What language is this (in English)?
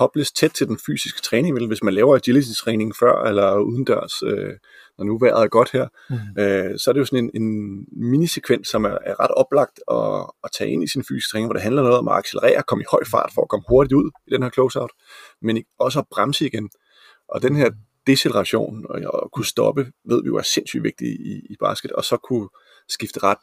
Danish